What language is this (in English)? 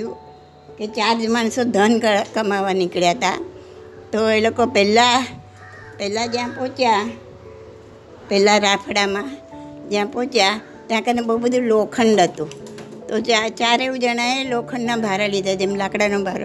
Gujarati